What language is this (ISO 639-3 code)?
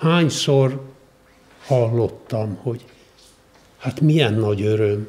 hun